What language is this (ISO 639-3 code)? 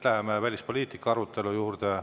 est